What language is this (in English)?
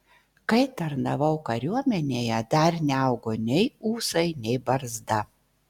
Lithuanian